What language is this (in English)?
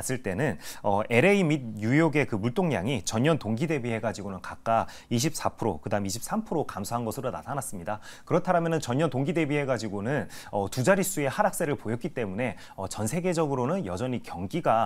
Korean